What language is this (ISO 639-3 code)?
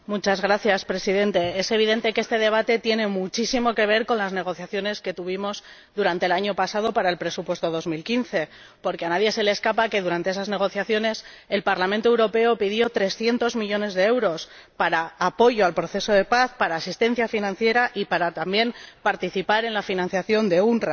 spa